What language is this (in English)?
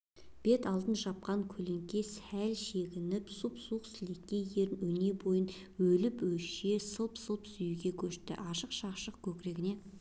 Kazakh